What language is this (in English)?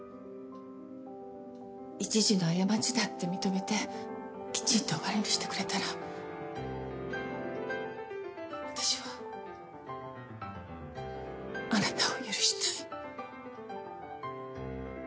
Japanese